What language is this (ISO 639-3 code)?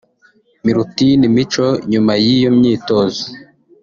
kin